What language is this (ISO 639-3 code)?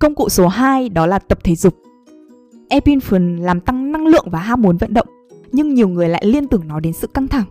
vie